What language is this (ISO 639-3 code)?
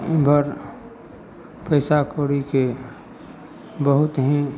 mai